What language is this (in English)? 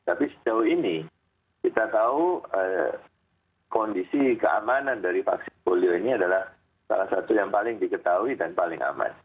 Indonesian